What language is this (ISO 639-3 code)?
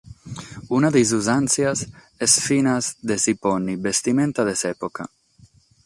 srd